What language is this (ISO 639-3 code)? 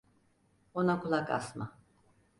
tur